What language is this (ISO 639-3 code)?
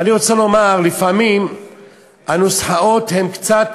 heb